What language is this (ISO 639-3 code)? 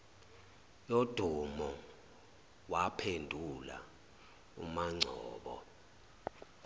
zul